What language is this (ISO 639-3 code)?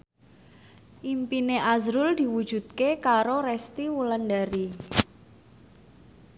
jav